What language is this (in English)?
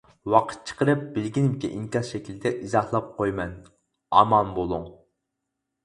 Uyghur